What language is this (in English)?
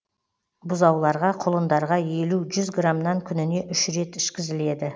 Kazakh